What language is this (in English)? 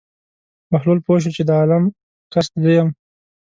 Pashto